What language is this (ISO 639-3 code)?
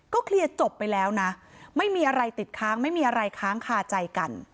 tha